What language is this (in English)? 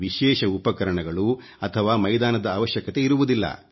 Kannada